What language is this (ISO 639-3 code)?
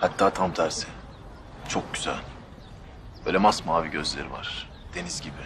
tur